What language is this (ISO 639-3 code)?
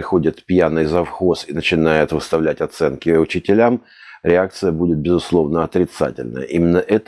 rus